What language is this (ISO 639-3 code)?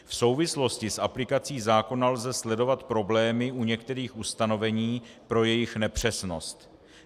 ces